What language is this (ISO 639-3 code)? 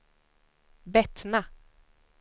swe